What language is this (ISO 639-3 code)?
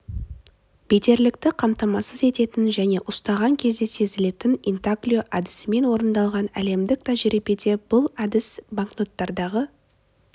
kaz